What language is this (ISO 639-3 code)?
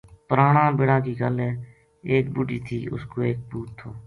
gju